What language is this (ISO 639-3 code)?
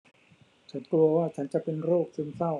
tha